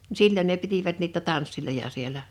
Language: Finnish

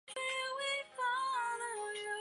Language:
Chinese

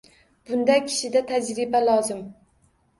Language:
Uzbek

